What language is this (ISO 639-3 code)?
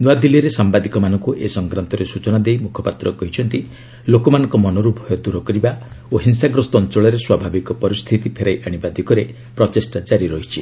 ori